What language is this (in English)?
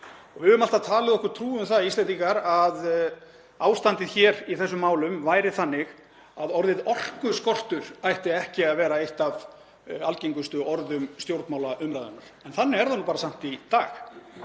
Icelandic